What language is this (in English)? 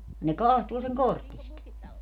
Finnish